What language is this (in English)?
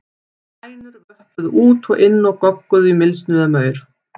Icelandic